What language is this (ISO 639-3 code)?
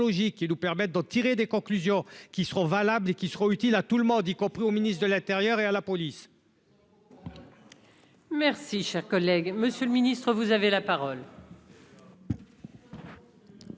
fra